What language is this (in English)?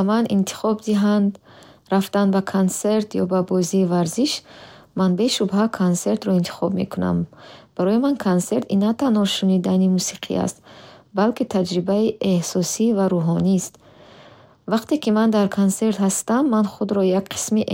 Bukharic